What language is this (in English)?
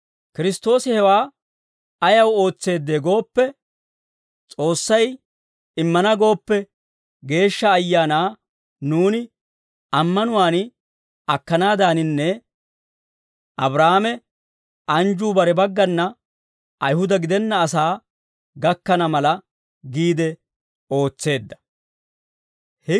Dawro